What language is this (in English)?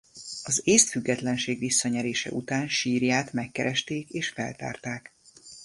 Hungarian